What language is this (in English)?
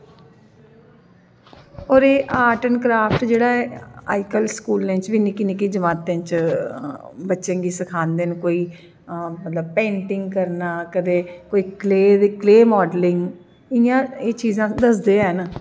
Dogri